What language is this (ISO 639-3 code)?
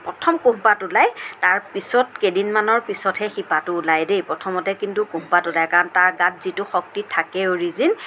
asm